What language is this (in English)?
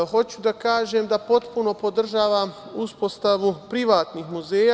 Serbian